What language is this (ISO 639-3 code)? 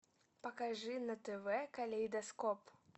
rus